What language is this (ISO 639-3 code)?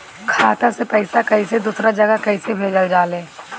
bho